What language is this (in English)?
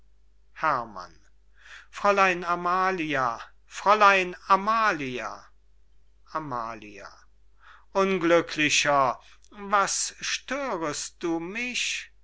German